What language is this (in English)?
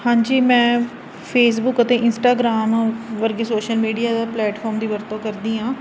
Punjabi